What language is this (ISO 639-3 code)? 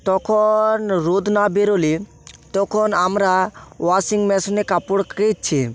ben